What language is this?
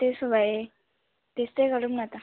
Nepali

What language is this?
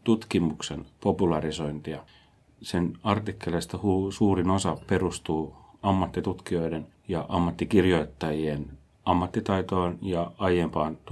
Finnish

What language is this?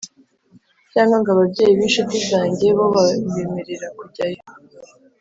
Kinyarwanda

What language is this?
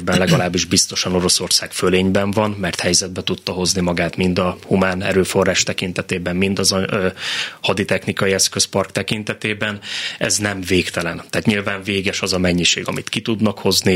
Hungarian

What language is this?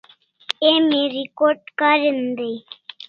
Kalasha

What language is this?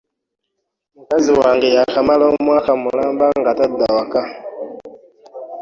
Ganda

